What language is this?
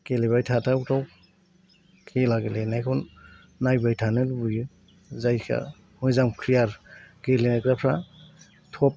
Bodo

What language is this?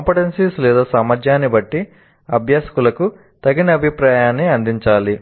Telugu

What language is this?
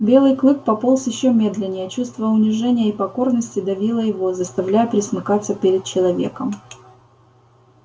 Russian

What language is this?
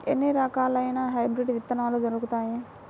Telugu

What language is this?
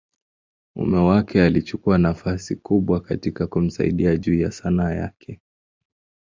Swahili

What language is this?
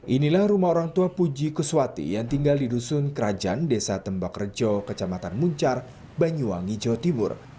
Indonesian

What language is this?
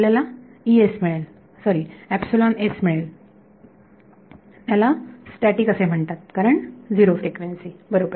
Marathi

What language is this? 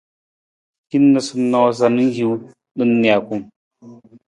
Nawdm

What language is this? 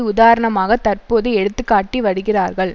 Tamil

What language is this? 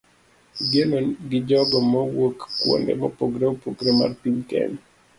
Luo (Kenya and Tanzania)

